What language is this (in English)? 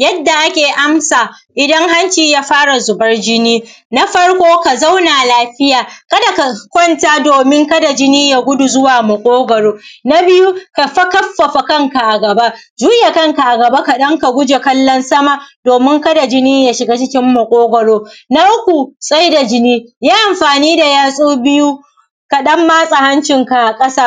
Hausa